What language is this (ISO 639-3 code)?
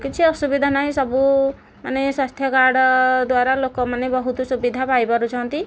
ori